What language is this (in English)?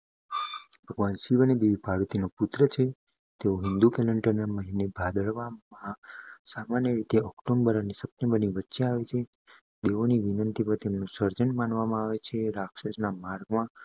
Gujarati